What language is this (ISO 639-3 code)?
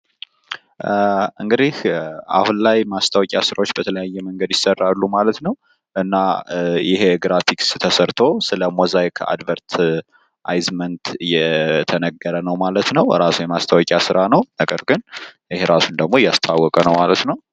amh